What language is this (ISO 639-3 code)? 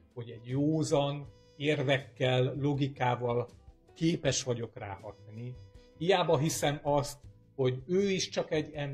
hun